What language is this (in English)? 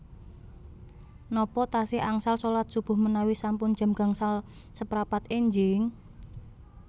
Javanese